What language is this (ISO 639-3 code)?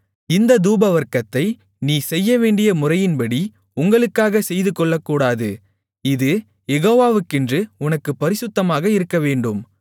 tam